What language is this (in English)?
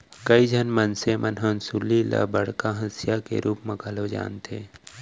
Chhattisgarhi